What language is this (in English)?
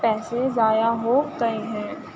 Urdu